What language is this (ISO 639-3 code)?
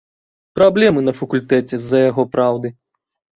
bel